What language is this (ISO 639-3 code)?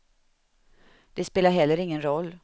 swe